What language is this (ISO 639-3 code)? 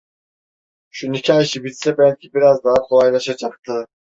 tur